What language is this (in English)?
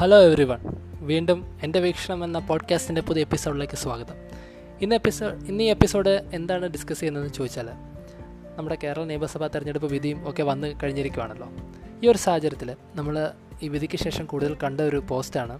Malayalam